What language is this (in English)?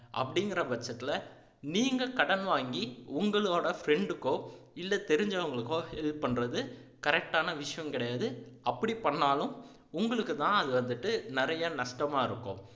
Tamil